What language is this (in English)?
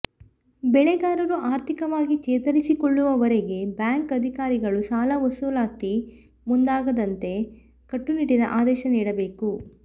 Kannada